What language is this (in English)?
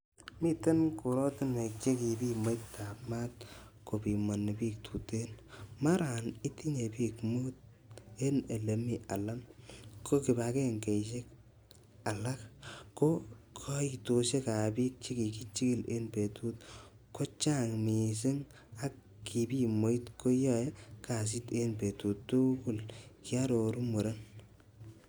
Kalenjin